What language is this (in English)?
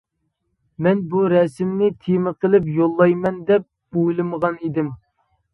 Uyghur